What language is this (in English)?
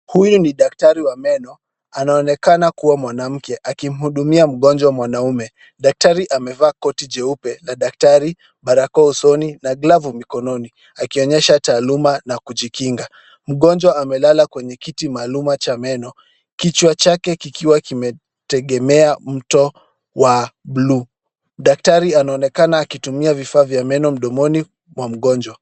Swahili